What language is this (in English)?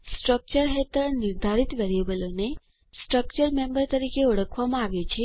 Gujarati